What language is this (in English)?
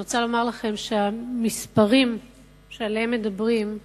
Hebrew